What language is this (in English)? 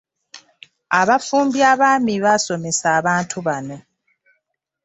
Ganda